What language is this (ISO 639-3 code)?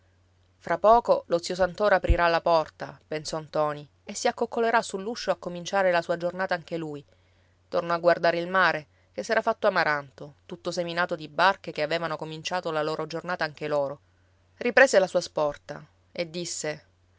ita